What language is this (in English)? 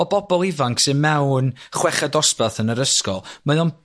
Welsh